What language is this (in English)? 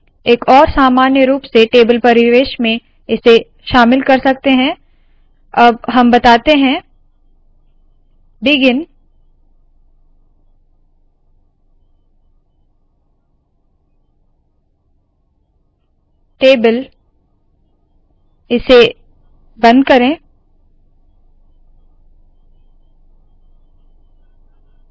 Hindi